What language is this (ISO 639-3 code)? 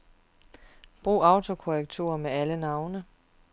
dan